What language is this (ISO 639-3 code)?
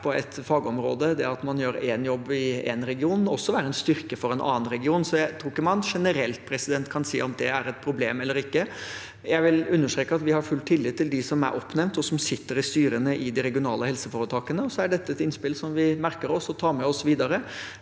nor